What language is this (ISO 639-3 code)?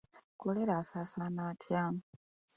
lug